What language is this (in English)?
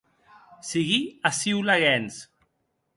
Occitan